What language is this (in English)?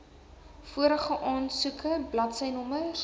Afrikaans